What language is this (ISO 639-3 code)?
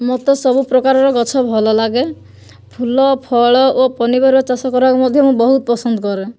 ori